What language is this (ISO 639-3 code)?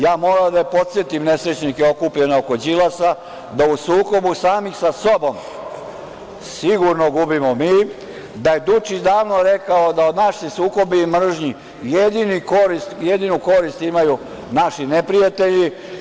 srp